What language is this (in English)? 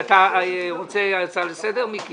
Hebrew